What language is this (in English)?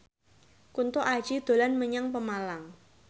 Javanese